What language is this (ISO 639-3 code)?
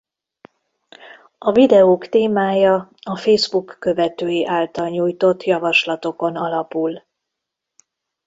hun